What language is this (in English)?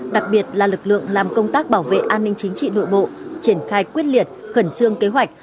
Vietnamese